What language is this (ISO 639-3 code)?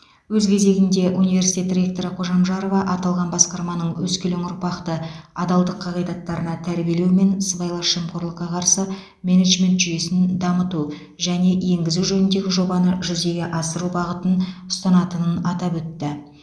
kaz